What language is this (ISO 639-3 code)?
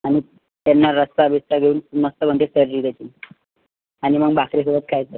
mar